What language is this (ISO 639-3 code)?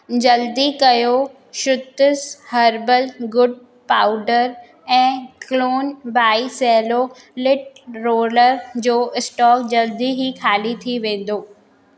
snd